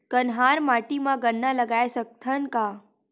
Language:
Chhattisgarhi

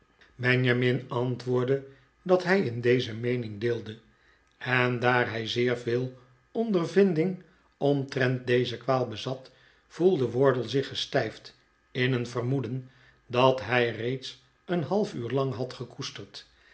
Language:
Dutch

